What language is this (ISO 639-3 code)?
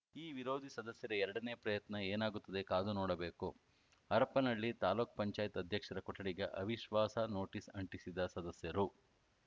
kan